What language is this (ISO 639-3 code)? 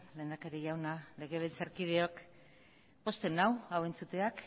eus